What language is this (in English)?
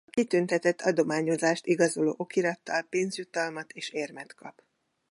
Hungarian